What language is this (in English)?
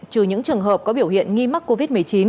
Vietnamese